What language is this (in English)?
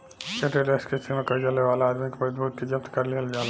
Bhojpuri